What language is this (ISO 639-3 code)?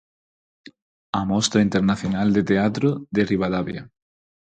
glg